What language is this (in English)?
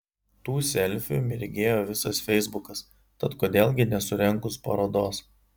Lithuanian